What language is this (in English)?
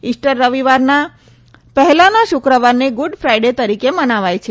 Gujarati